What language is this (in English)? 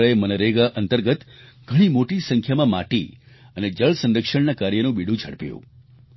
Gujarati